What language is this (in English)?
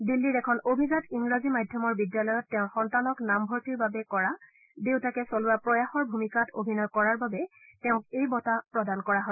Assamese